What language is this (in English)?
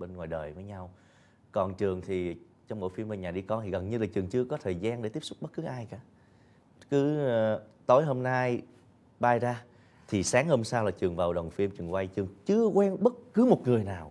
Vietnamese